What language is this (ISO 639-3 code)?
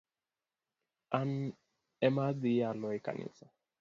luo